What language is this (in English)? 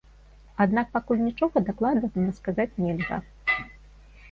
Belarusian